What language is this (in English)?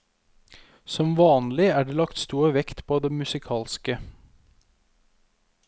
Norwegian